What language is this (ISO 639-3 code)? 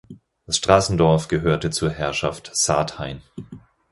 deu